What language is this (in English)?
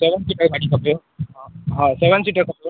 Sindhi